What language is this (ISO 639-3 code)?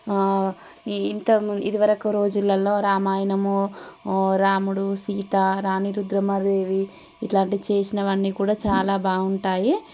tel